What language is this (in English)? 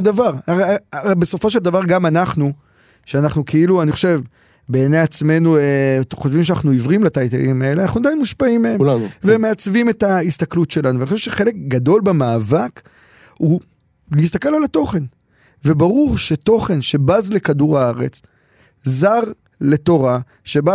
Hebrew